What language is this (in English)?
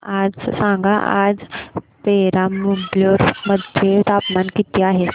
Marathi